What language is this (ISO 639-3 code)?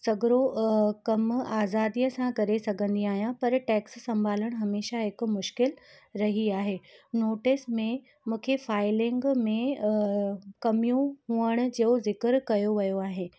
snd